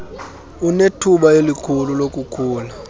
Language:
Xhosa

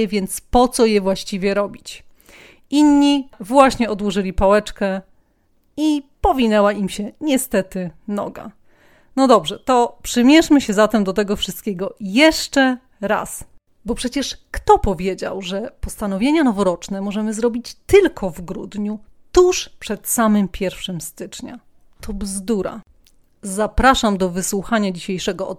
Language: Polish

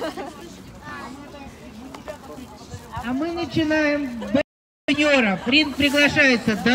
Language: Russian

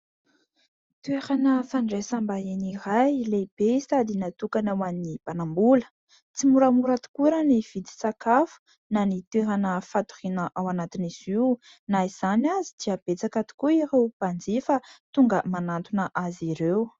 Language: Malagasy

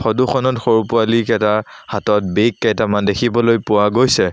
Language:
Assamese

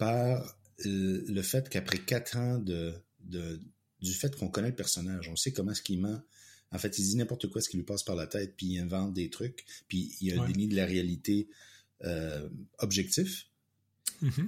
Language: French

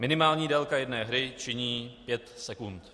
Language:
Czech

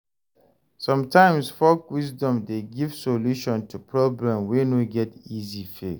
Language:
Nigerian Pidgin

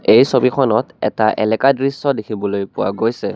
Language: Assamese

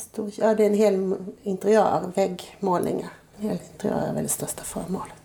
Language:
Swedish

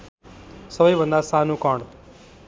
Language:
Nepali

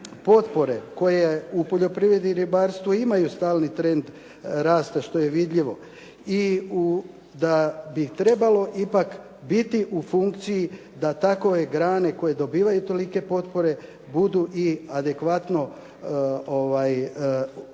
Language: Croatian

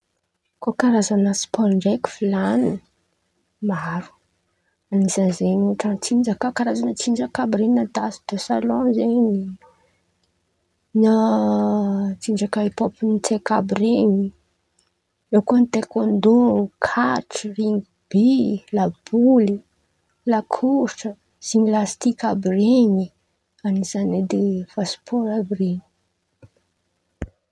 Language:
Antankarana Malagasy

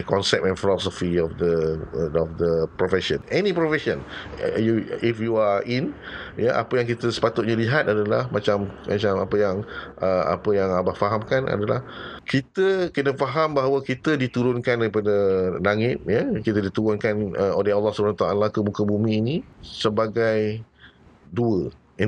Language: Malay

